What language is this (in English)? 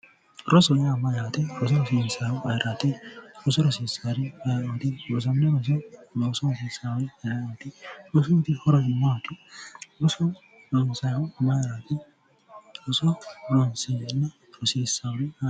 Sidamo